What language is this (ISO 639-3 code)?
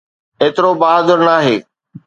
snd